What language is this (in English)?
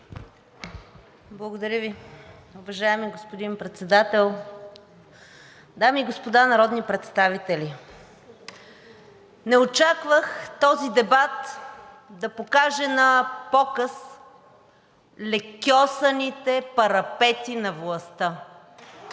Bulgarian